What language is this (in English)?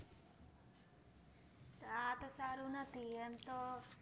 Gujarati